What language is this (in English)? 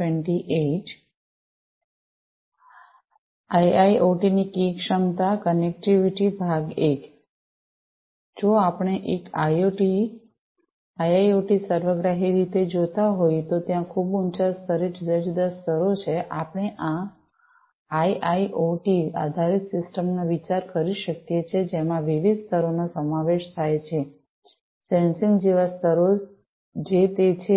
Gujarati